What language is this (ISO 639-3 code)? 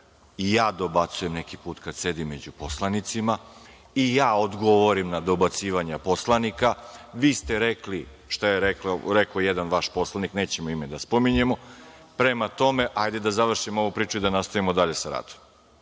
srp